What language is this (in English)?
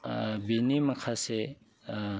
Bodo